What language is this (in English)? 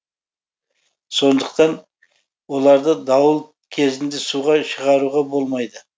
Kazakh